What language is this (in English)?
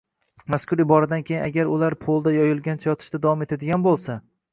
Uzbek